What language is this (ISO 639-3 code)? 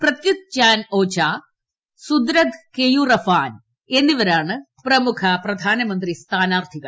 mal